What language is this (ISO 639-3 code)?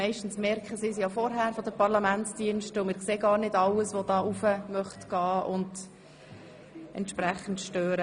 gsw